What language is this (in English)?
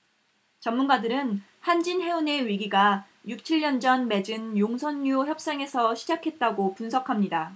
Korean